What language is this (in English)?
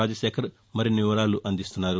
Telugu